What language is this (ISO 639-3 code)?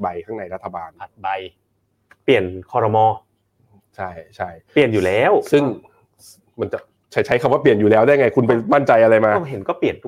tha